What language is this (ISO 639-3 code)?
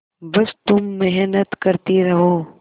hin